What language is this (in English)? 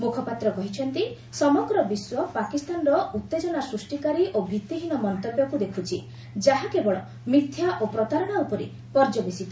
Odia